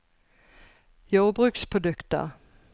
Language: Norwegian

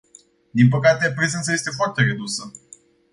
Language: Romanian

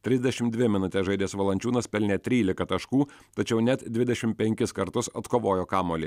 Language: Lithuanian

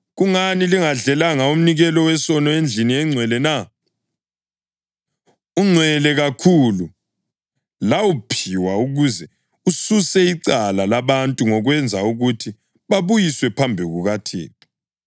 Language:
North Ndebele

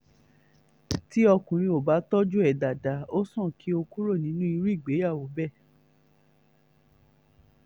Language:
Yoruba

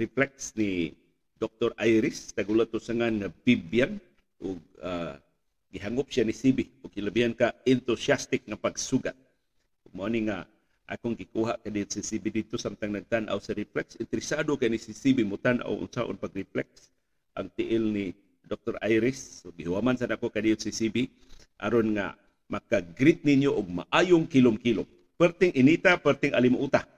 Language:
Filipino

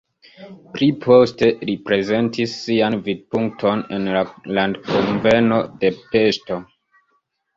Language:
Esperanto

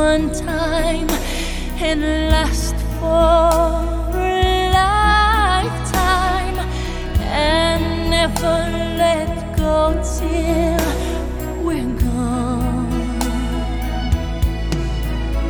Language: Chinese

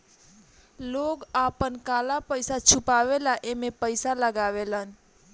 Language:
Bhojpuri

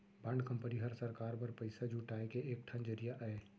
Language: Chhattisgarhi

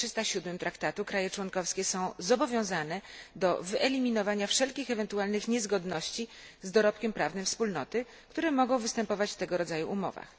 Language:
Polish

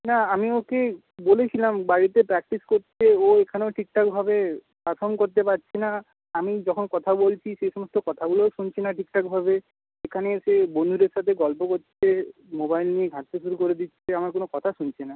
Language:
Bangla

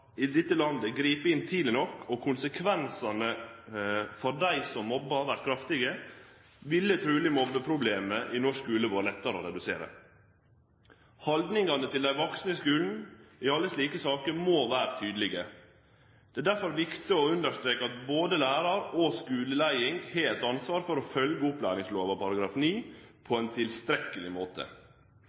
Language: Norwegian Nynorsk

